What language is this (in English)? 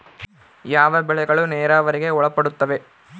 Kannada